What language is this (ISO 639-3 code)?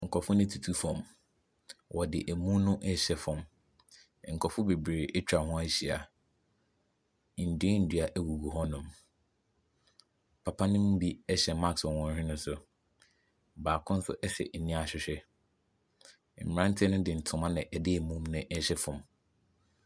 aka